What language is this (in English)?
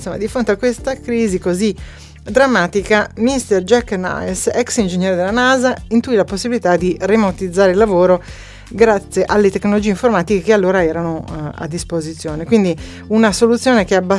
Italian